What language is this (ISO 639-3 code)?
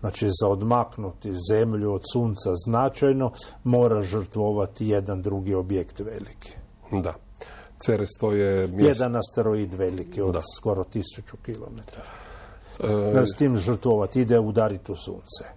hrv